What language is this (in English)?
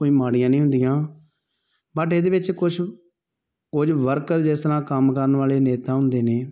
Punjabi